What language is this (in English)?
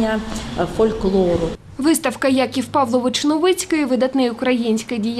Ukrainian